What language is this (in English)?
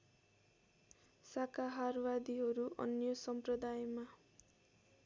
Nepali